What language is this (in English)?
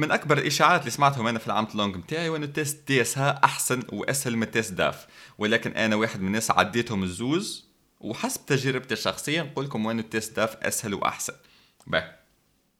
Arabic